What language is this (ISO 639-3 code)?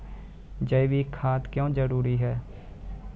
mai